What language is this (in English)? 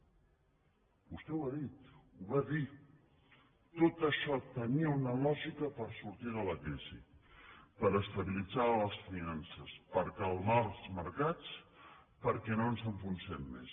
Catalan